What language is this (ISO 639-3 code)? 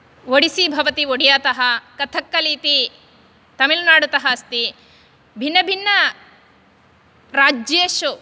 san